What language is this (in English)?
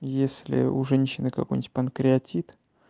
Russian